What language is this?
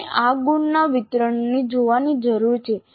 Gujarati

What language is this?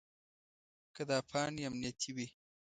Pashto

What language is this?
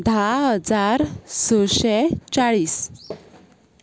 Konkani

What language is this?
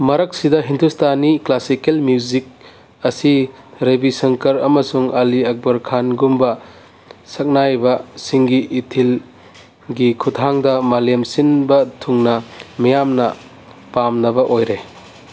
Manipuri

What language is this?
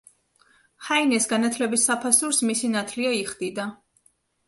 Georgian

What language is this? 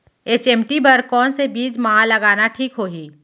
Chhattisgarhi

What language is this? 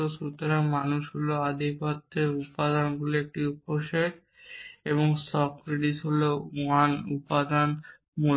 Bangla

